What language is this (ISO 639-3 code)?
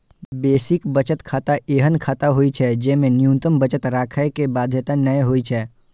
mai